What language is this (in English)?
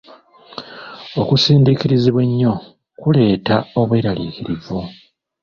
Ganda